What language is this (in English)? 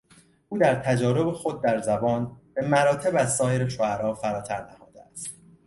Persian